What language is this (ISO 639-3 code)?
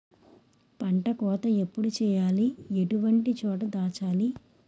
tel